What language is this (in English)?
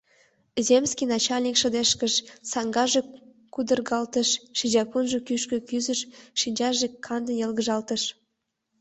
Mari